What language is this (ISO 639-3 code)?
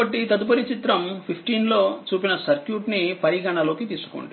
tel